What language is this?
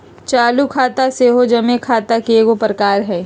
Magahi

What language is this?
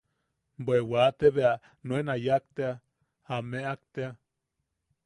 Yaqui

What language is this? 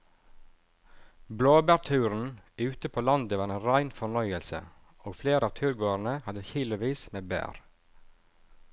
Norwegian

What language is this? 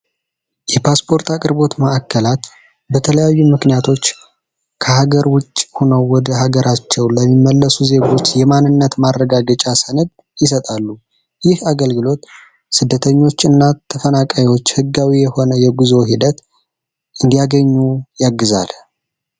Amharic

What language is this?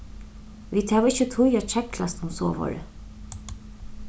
Faroese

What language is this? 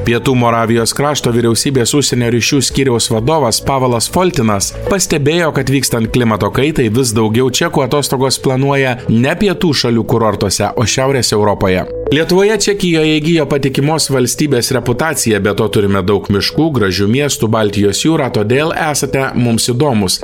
Lithuanian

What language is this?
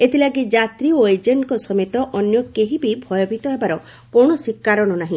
Odia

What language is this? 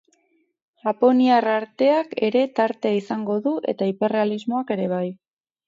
Basque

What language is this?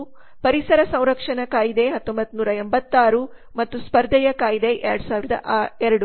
Kannada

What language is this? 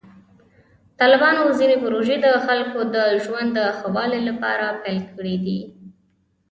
Pashto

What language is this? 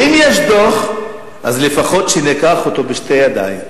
Hebrew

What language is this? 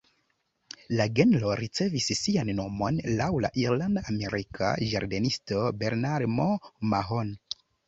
Esperanto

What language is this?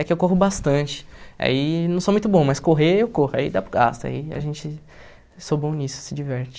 Portuguese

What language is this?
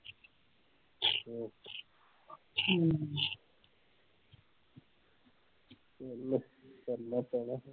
Punjabi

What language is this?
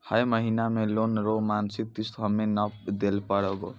Maithili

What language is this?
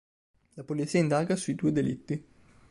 Italian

